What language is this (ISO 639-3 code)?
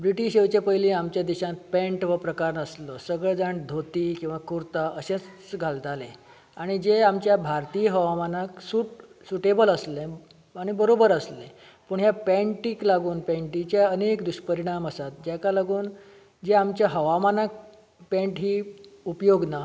kok